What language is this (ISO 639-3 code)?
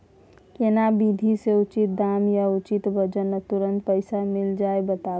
mai